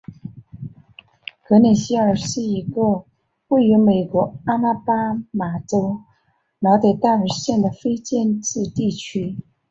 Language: Chinese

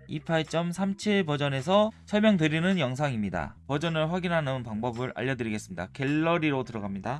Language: Korean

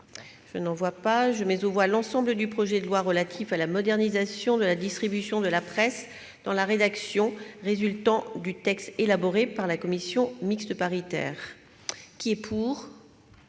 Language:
French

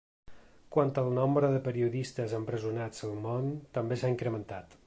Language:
Catalan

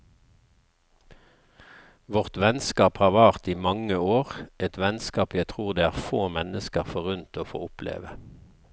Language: Norwegian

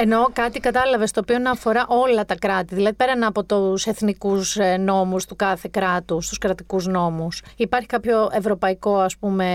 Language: Greek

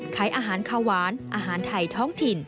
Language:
Thai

